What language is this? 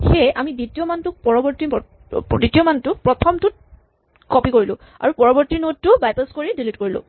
Assamese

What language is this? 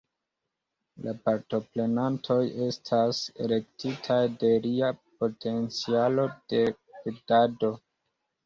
Esperanto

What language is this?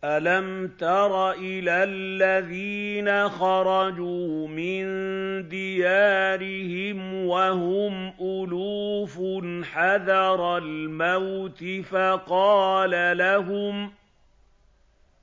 Arabic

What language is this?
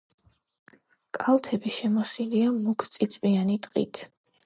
Georgian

